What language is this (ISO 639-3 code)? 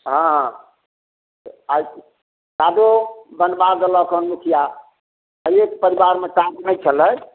mai